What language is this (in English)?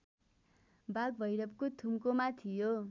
Nepali